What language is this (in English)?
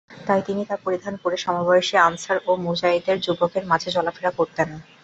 Bangla